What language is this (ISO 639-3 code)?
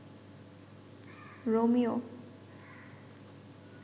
ben